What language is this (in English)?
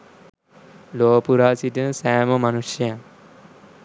Sinhala